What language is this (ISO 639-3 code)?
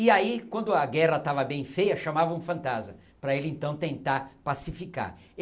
por